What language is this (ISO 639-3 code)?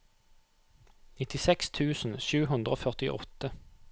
nor